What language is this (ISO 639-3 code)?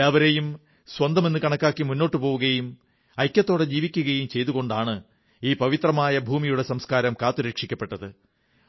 mal